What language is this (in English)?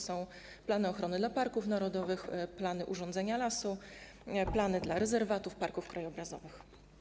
Polish